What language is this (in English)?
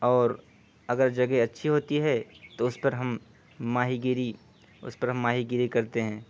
Urdu